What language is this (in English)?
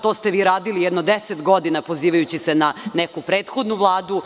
Serbian